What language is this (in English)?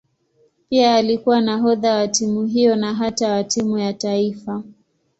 Swahili